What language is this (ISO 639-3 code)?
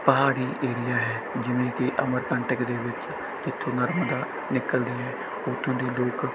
pan